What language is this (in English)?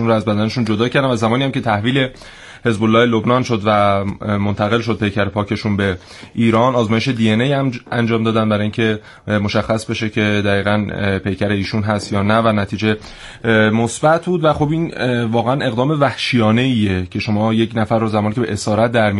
Persian